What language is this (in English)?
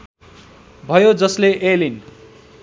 Nepali